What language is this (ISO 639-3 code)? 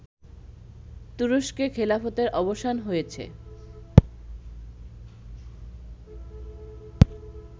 ben